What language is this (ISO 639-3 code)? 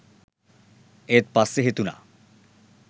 sin